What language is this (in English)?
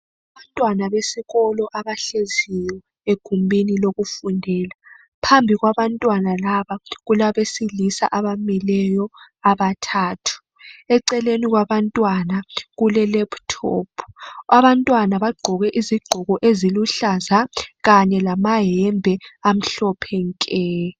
North Ndebele